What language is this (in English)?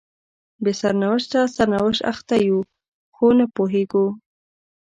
Pashto